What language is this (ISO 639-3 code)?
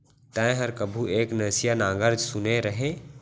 hne